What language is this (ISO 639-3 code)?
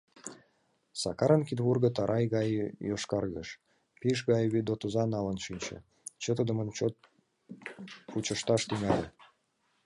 chm